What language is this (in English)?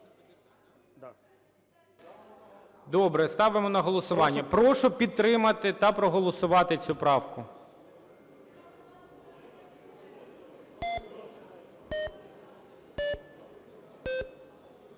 Ukrainian